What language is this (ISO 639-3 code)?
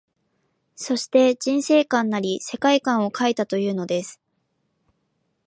jpn